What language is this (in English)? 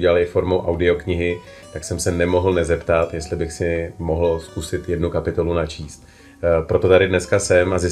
Czech